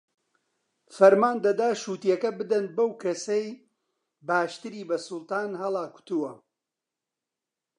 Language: Central Kurdish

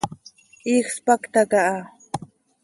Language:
Seri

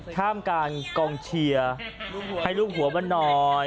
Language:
Thai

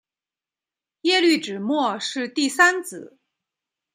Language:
Chinese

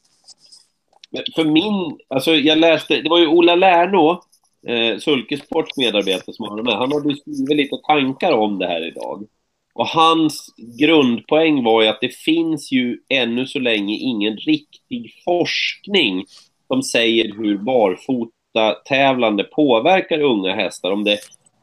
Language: Swedish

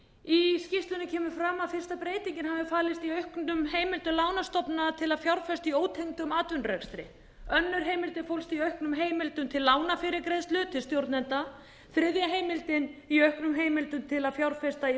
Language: Icelandic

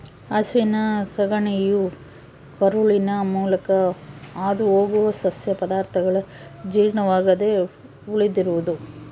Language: Kannada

